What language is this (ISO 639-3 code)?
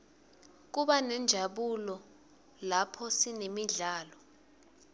ssw